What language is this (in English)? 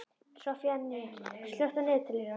Icelandic